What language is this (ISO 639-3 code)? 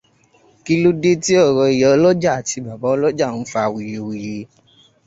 yor